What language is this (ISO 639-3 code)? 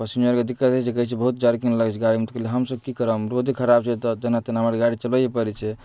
mai